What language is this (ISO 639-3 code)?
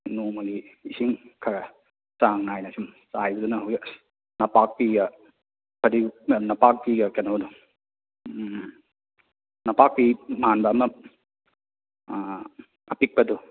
mni